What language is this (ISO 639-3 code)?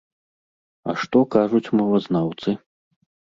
bel